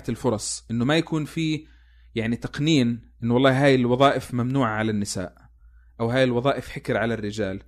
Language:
Arabic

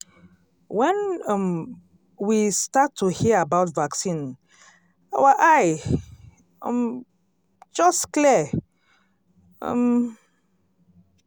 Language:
Nigerian Pidgin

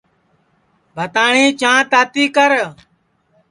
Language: Sansi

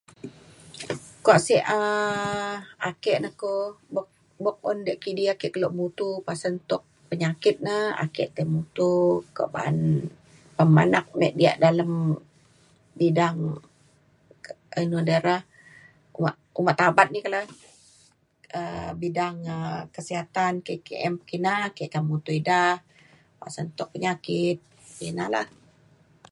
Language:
Mainstream Kenyah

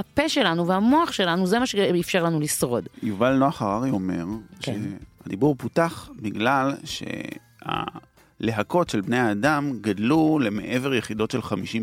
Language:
Hebrew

